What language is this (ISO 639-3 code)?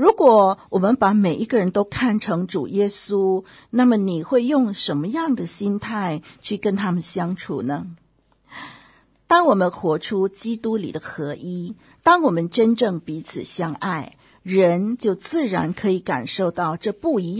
zho